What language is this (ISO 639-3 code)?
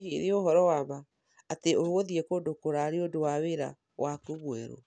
kik